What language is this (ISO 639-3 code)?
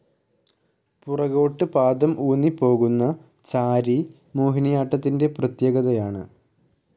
mal